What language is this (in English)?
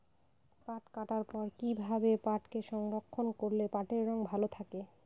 Bangla